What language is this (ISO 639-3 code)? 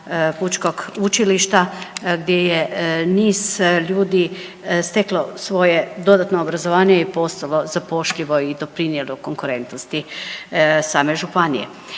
hrv